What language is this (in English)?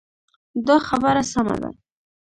Pashto